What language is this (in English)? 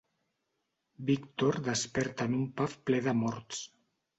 Catalan